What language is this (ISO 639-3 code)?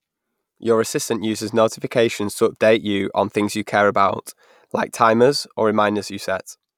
eng